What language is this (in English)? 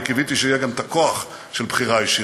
Hebrew